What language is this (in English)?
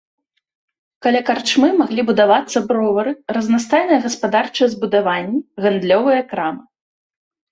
Belarusian